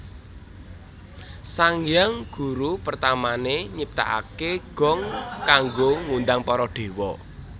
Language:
Javanese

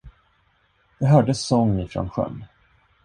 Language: Swedish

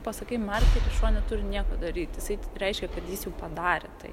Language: Lithuanian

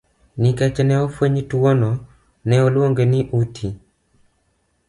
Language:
Luo (Kenya and Tanzania)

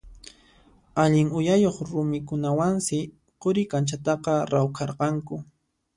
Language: Puno Quechua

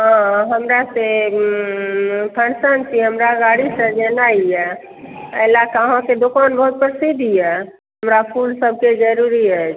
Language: Maithili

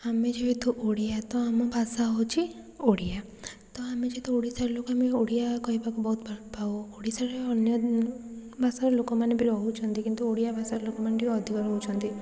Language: Odia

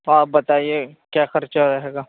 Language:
Urdu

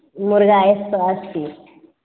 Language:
Maithili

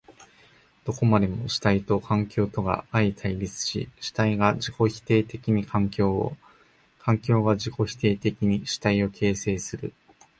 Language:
Japanese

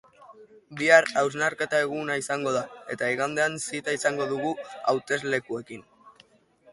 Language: Basque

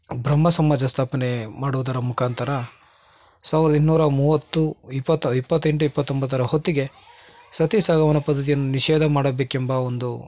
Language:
Kannada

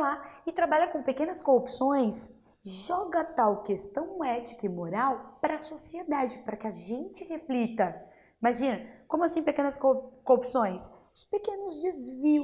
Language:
Portuguese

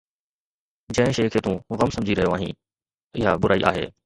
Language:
Sindhi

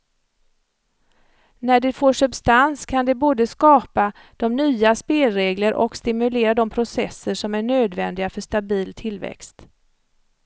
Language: Swedish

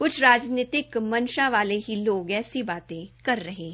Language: Hindi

